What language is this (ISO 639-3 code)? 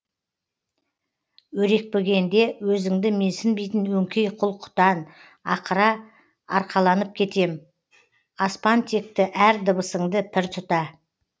kaz